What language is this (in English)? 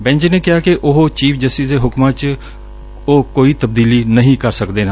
Punjabi